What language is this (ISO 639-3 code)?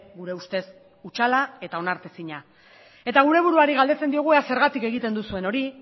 eus